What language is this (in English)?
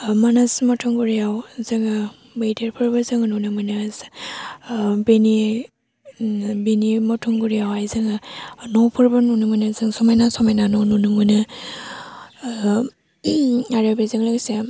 Bodo